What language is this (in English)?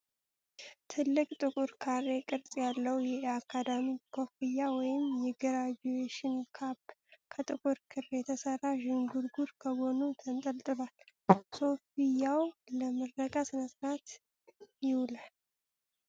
Amharic